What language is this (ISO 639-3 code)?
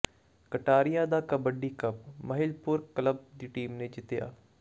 pan